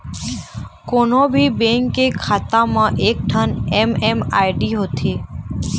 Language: Chhattisgarhi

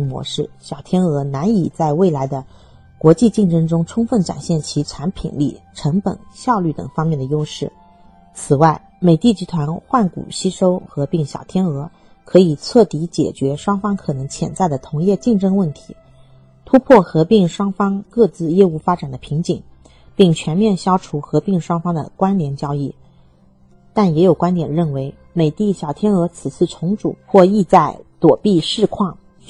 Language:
Chinese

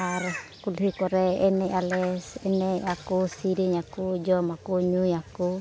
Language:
Santali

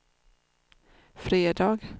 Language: Swedish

